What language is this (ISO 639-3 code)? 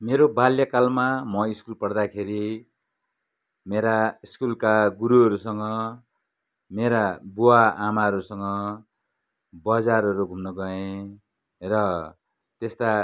nep